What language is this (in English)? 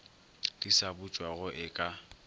Northern Sotho